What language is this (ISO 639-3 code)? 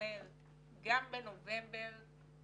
heb